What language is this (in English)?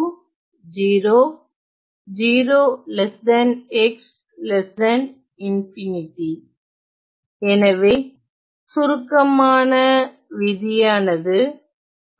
Tamil